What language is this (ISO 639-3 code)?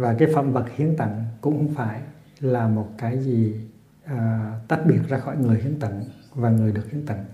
vie